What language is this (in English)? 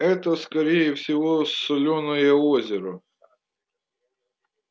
Russian